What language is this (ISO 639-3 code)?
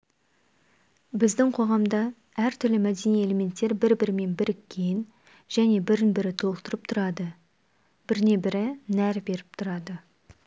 kaz